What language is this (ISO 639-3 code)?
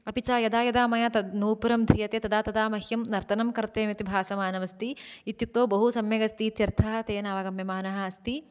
san